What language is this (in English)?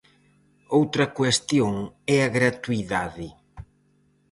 Galician